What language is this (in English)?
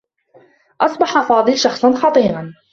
Arabic